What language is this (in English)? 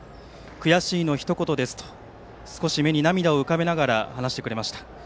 Japanese